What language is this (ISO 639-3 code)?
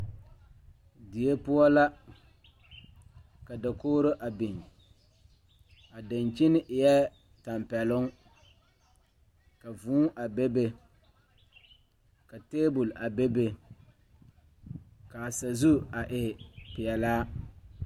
dga